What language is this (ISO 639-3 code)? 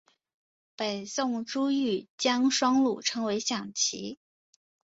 zho